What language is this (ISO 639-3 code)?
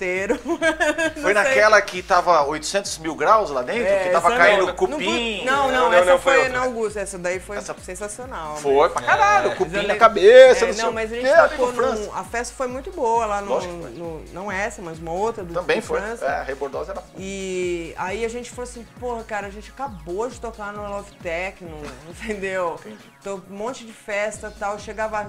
por